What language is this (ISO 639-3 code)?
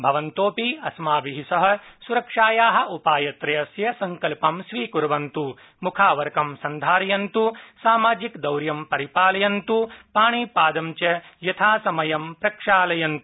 san